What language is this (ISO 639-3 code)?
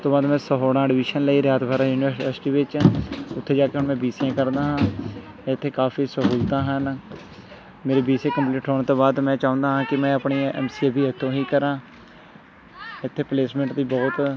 pan